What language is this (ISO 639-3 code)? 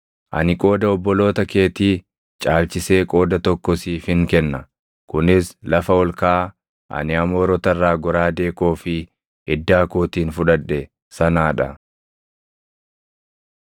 orm